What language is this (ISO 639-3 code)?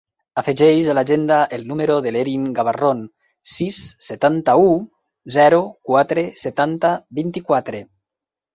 cat